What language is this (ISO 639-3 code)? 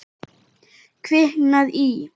isl